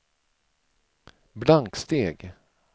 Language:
Swedish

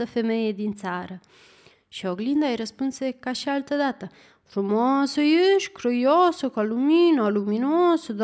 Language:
Romanian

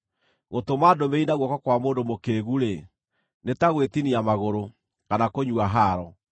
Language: Kikuyu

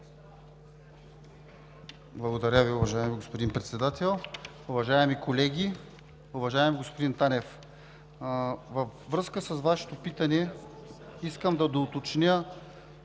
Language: Bulgarian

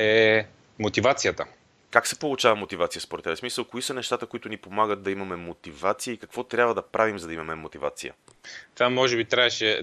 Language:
Bulgarian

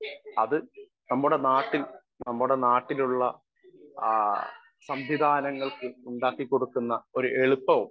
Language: Malayalam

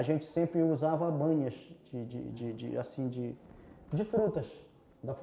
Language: Portuguese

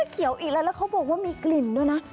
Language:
Thai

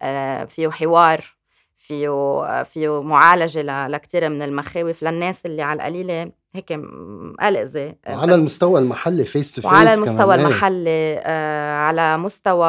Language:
Arabic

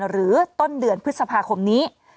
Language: Thai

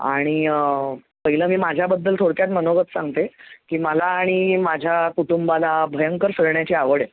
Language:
Marathi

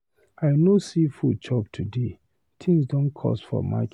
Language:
Nigerian Pidgin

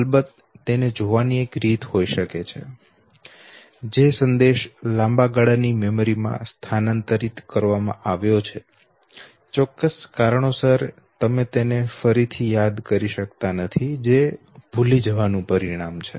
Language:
Gujarati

